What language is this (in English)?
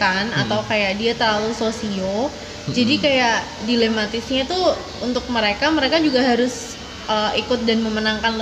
Indonesian